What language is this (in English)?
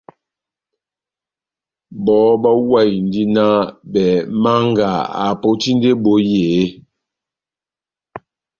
Batanga